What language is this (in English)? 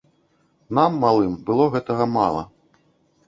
Belarusian